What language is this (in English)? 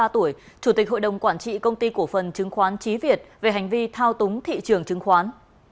Vietnamese